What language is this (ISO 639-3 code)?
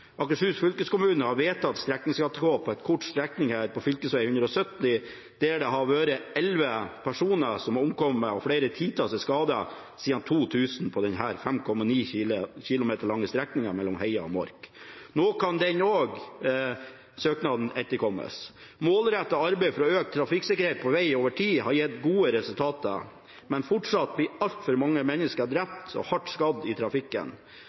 nob